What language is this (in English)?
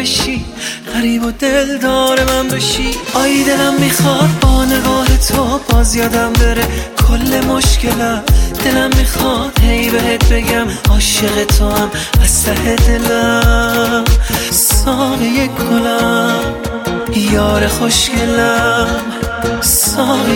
Persian